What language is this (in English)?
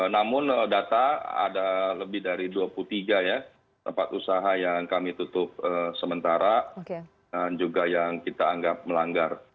Indonesian